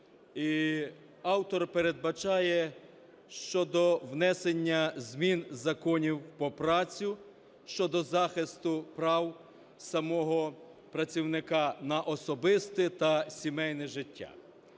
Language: Ukrainian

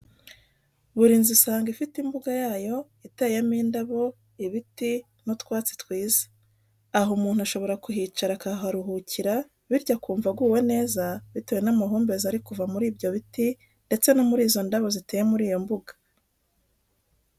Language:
Kinyarwanda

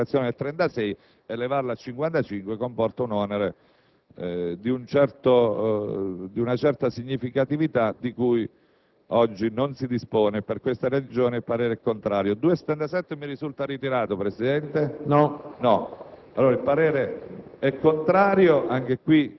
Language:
Italian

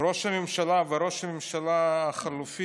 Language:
Hebrew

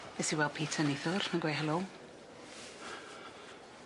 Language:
Welsh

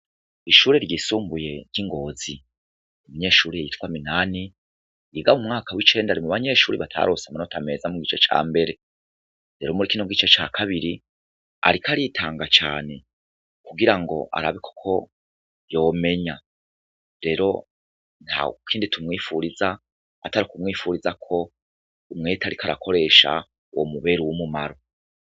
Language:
Rundi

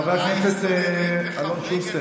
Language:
Hebrew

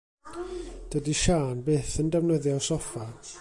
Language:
Welsh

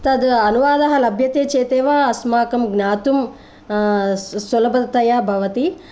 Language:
Sanskrit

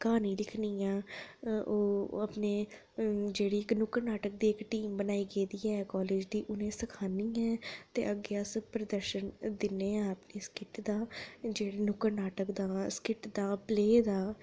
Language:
Dogri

